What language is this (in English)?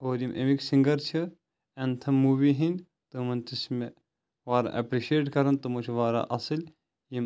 Kashmiri